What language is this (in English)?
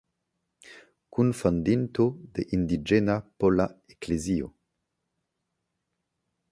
Esperanto